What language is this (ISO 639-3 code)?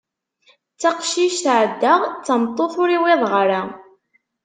kab